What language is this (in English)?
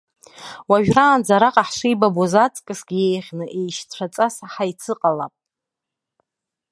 Abkhazian